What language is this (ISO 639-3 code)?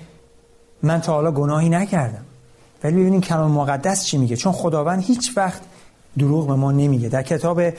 fas